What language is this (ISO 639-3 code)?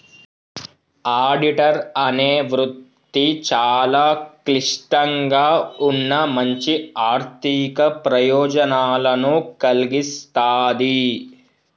tel